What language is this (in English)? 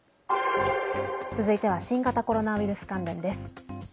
Japanese